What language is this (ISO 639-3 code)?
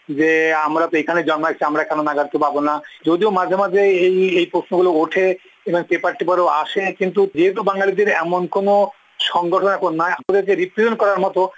ben